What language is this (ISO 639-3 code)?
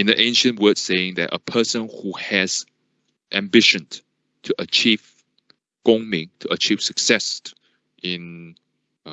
eng